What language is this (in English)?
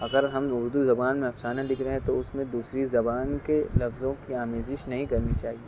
Urdu